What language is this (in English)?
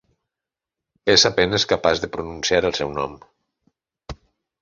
Catalan